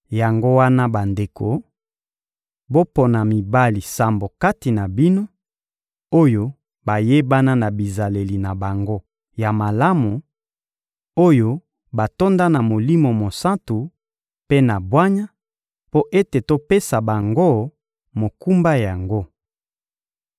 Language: Lingala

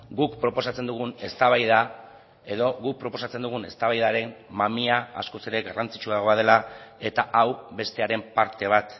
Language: Basque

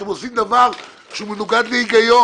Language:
Hebrew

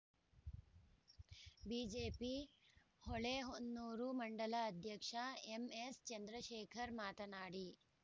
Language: Kannada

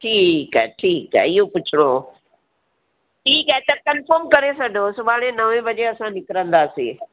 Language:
Sindhi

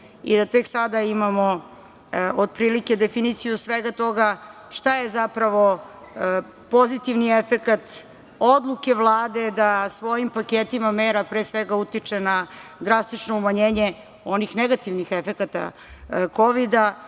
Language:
Serbian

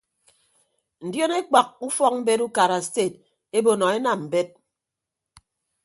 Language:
Ibibio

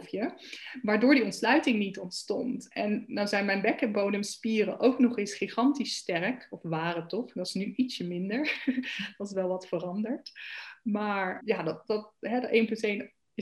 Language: Dutch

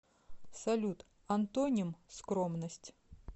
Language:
Russian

